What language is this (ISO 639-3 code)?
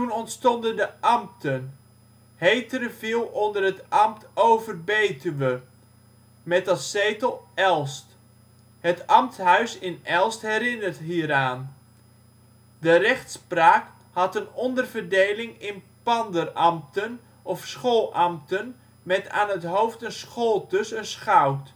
nld